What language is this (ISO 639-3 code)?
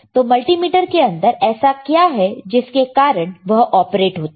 hin